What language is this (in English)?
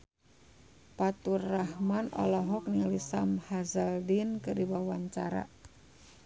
Sundanese